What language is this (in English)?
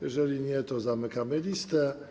Polish